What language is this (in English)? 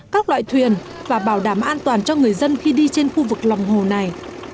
Vietnamese